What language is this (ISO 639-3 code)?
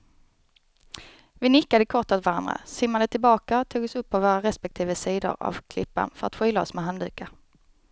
swe